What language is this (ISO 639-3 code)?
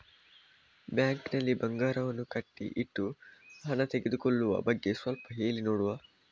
kan